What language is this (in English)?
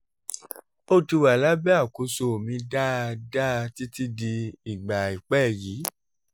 Yoruba